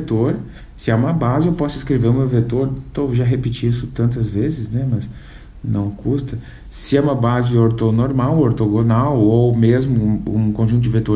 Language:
Portuguese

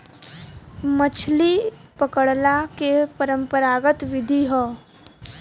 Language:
Bhojpuri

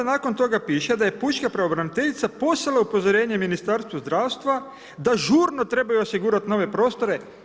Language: Croatian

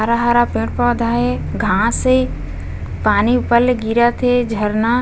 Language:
Chhattisgarhi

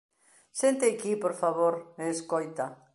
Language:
Galician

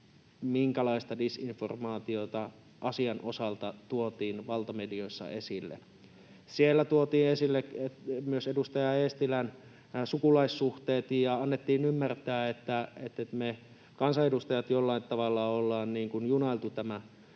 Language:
Finnish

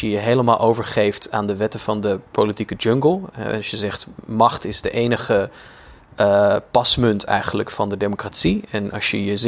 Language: Dutch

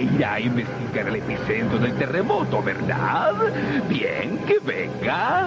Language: Spanish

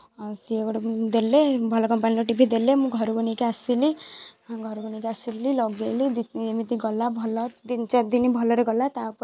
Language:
Odia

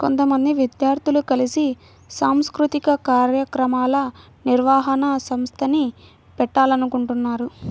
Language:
Telugu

